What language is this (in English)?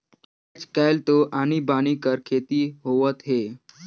Chhattisgarhi